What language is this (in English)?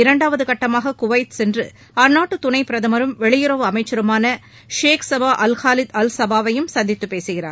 Tamil